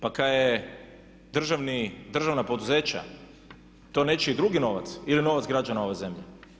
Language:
Croatian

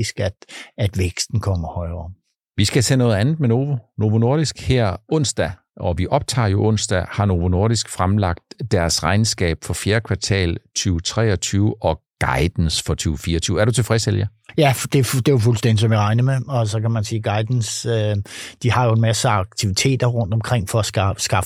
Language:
Danish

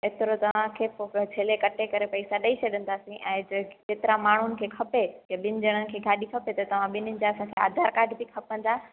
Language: Sindhi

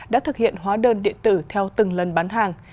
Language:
Vietnamese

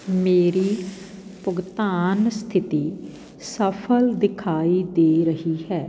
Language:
Punjabi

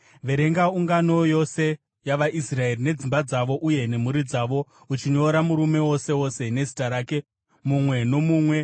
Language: Shona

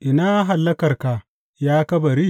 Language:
Hausa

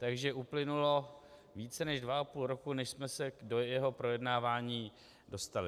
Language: Czech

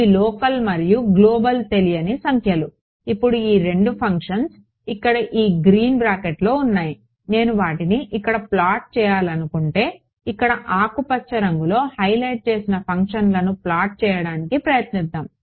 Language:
Telugu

